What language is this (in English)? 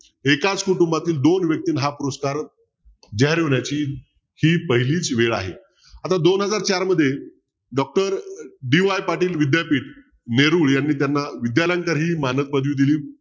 Marathi